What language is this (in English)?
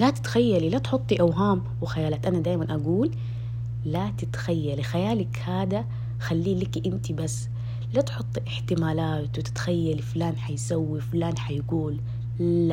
Arabic